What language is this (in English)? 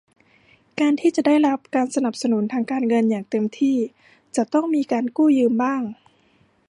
Thai